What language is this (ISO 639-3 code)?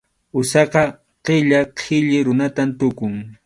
qxu